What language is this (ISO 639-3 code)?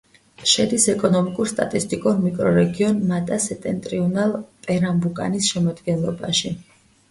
kat